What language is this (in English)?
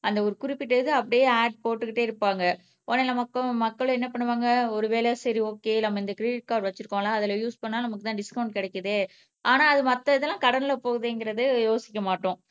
Tamil